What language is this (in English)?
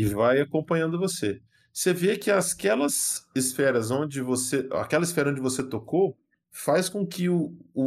Portuguese